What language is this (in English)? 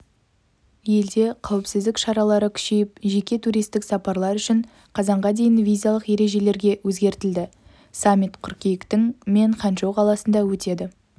Kazakh